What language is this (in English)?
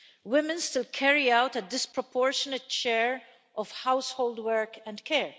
English